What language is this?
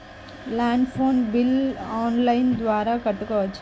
Telugu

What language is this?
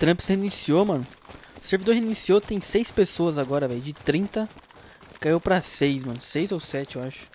Portuguese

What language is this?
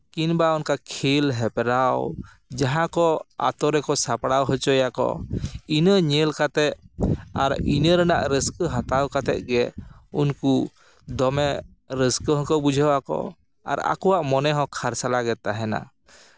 Santali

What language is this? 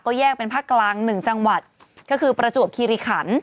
Thai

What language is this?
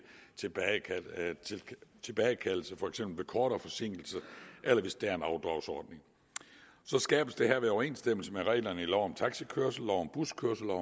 Danish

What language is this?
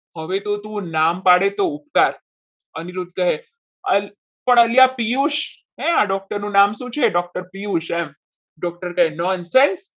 Gujarati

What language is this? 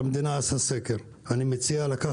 Hebrew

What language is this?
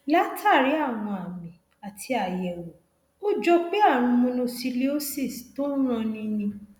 Yoruba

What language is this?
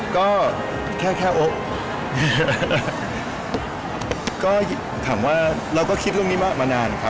Thai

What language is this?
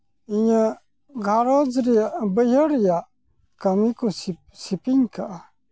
Santali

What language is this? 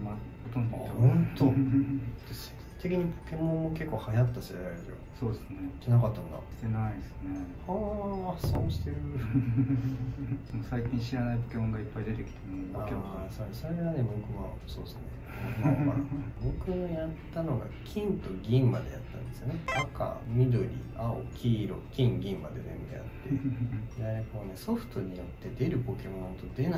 Japanese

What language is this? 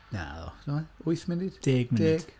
Welsh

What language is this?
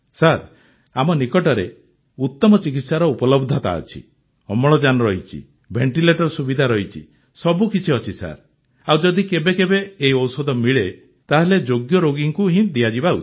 Odia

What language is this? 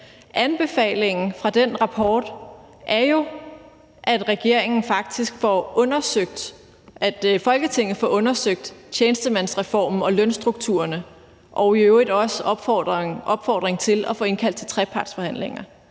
Danish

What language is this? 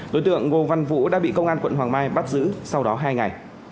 Vietnamese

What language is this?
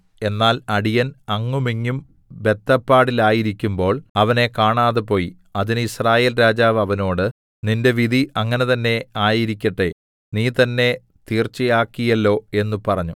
Malayalam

